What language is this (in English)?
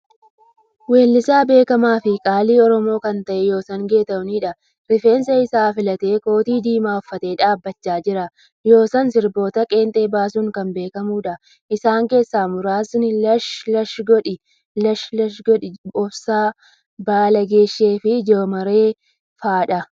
Oromo